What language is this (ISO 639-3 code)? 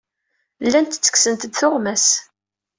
kab